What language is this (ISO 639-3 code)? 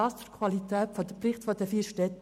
gsw